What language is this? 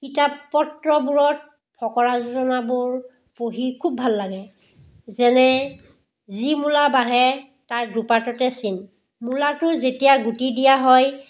Assamese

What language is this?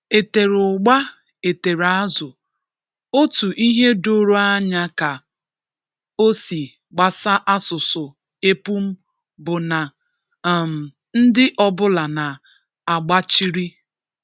Igbo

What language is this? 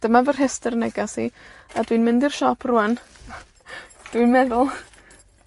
Welsh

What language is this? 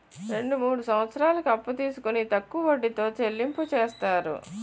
Telugu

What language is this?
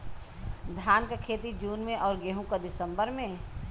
Bhojpuri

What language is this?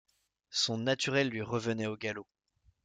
French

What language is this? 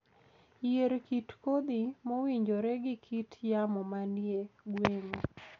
Luo (Kenya and Tanzania)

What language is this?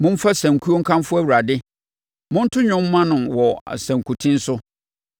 Akan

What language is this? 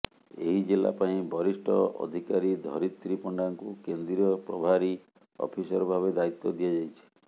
Odia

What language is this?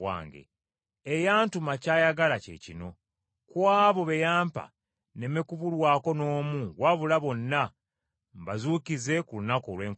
Ganda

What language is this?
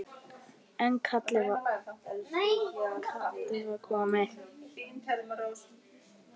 Icelandic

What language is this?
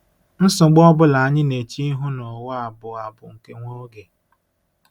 Igbo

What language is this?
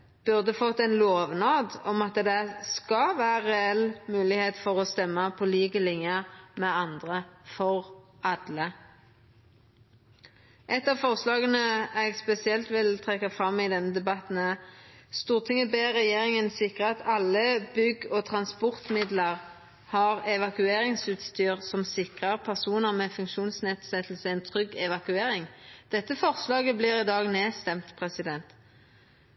Norwegian Nynorsk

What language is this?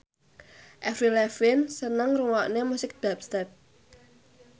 Javanese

